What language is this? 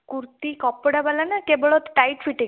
Odia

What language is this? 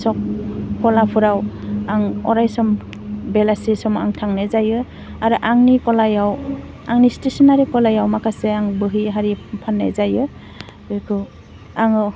Bodo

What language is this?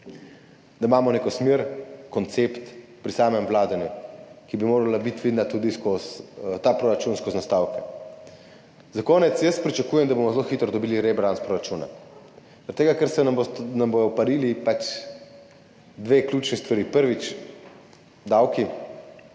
Slovenian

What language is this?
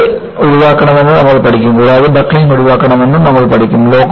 Malayalam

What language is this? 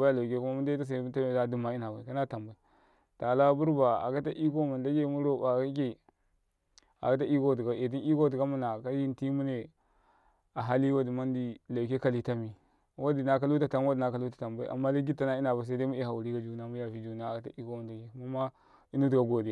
Karekare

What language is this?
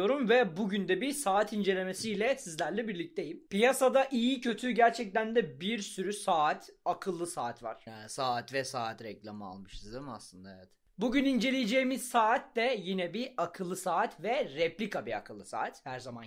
Turkish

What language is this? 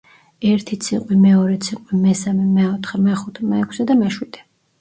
Georgian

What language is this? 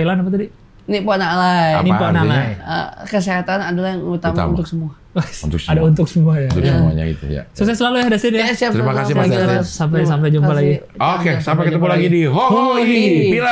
Indonesian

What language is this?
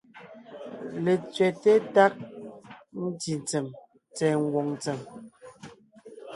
Ngiemboon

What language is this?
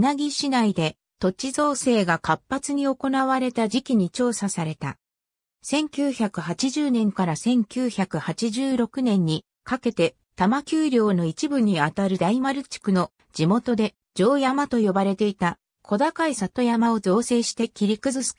Japanese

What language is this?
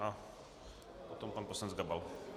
Czech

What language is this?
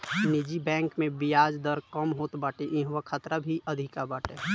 Bhojpuri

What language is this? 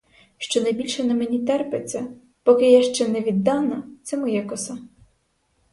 Ukrainian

